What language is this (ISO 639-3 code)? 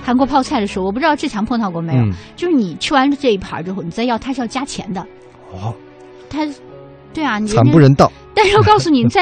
zho